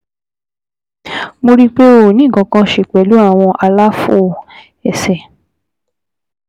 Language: Yoruba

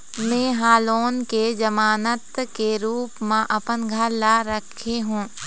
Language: Chhattisgarhi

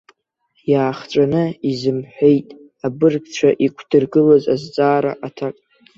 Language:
Abkhazian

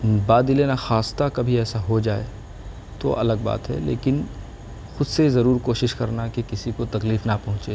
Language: Urdu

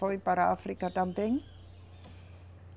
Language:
Portuguese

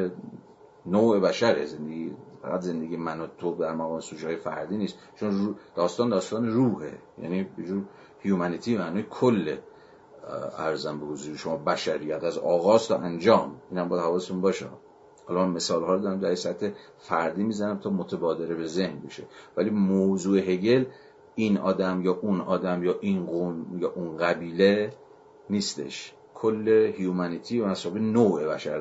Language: Persian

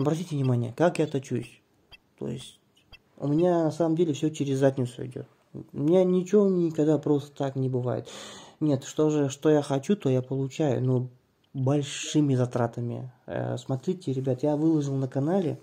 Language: Russian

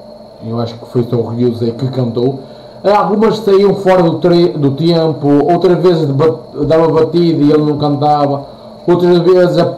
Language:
Portuguese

